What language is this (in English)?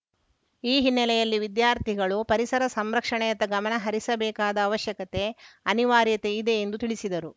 Kannada